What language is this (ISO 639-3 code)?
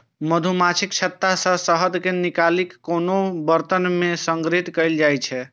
mai